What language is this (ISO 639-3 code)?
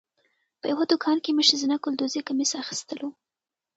pus